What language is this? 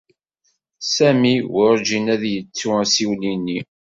Kabyle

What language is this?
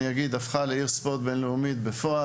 Hebrew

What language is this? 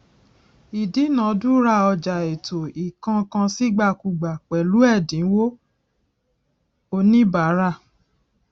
Yoruba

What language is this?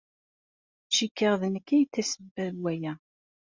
Kabyle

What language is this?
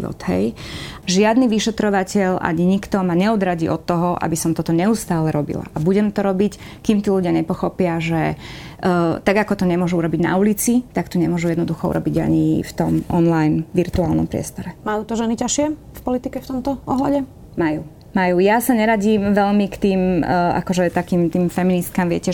Slovak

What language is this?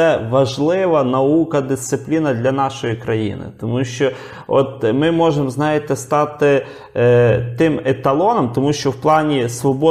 Ukrainian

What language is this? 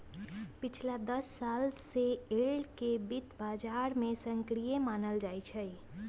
Magahi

